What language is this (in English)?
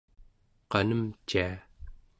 Central Yupik